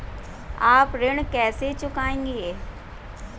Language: Hindi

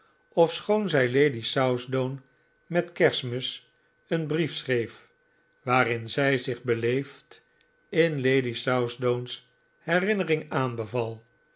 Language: Dutch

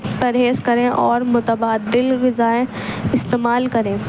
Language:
Urdu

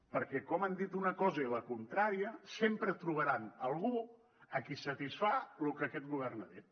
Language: Catalan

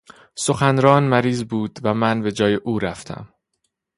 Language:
Persian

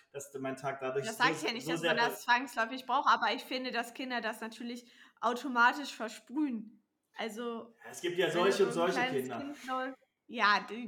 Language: German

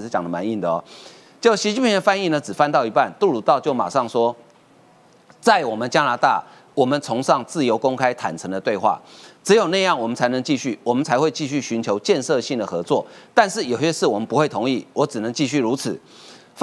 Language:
Chinese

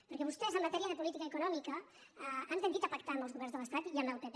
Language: Catalan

